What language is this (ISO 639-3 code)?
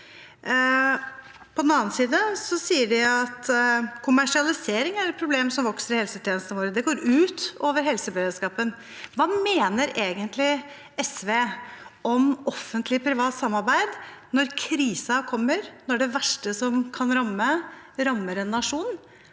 nor